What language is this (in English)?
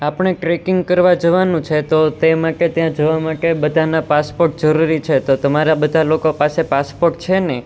Gujarati